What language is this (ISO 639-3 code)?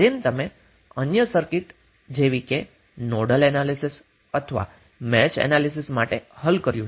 guj